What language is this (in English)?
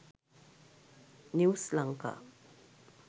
Sinhala